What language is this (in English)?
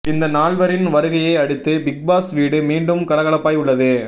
Tamil